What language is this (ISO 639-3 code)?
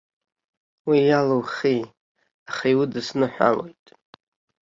abk